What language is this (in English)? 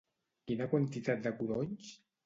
Catalan